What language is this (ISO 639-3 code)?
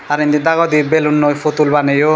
ccp